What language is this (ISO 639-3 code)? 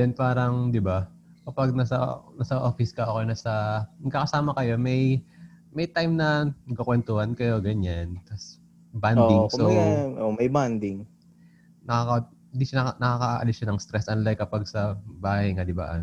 fil